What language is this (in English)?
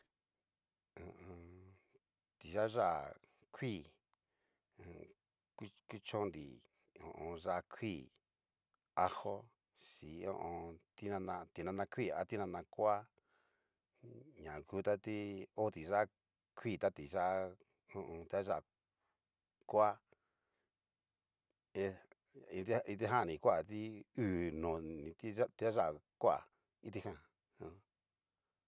Cacaloxtepec Mixtec